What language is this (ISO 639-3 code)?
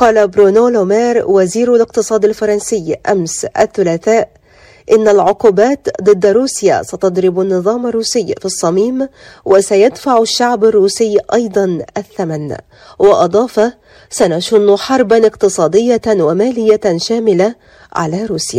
ara